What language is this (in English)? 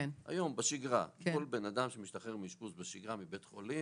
Hebrew